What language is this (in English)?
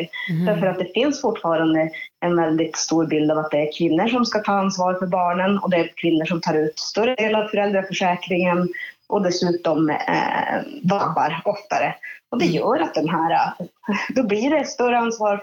Swedish